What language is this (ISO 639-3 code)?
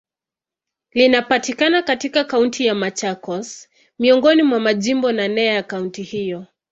swa